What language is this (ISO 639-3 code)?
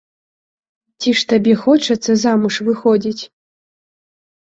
bel